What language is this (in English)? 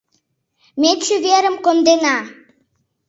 Mari